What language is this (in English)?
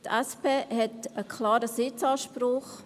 Swiss German